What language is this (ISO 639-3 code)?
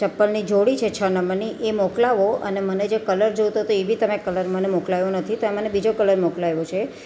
guj